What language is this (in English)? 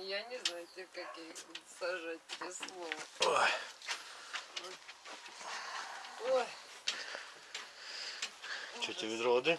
Russian